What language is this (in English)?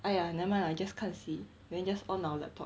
English